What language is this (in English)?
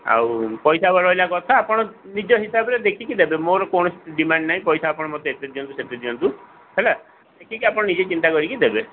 Odia